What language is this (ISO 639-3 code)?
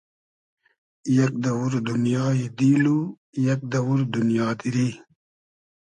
haz